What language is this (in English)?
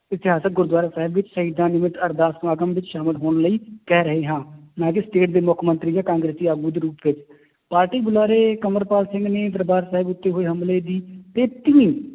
Punjabi